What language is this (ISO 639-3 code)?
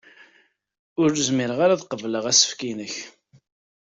kab